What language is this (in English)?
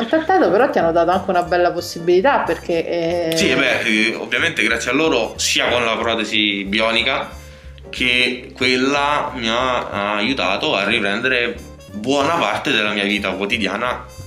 Italian